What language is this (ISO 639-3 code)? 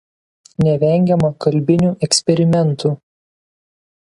lit